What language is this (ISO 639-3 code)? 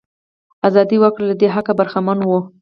pus